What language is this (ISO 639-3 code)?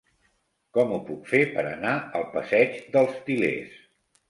cat